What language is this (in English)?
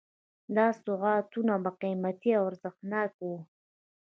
Pashto